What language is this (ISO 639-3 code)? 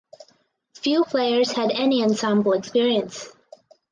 eng